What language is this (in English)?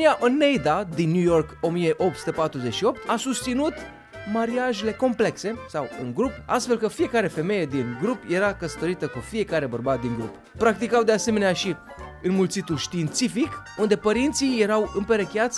Romanian